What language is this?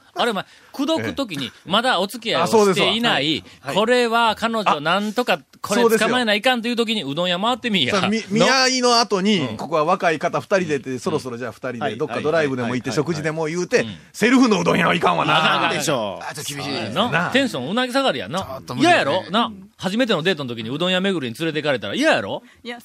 Japanese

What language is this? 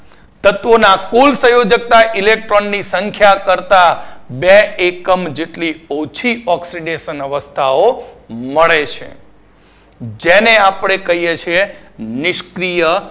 Gujarati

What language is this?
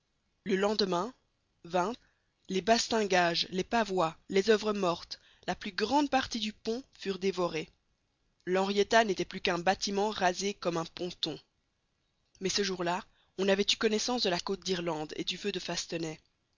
French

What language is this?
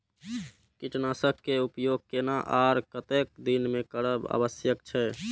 Maithili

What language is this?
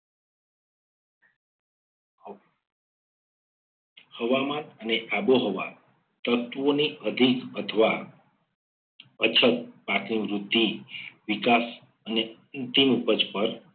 Gujarati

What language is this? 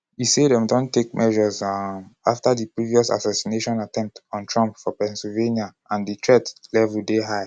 Nigerian Pidgin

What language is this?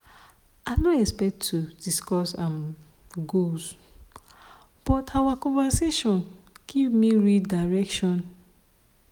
Nigerian Pidgin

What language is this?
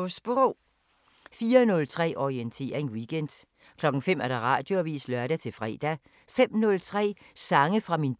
Danish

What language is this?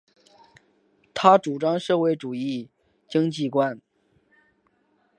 Chinese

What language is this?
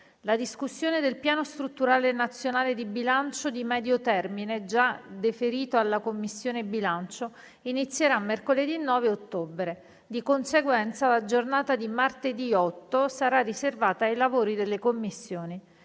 Italian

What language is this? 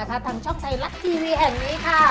Thai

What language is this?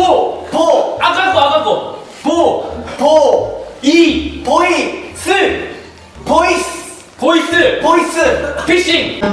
Korean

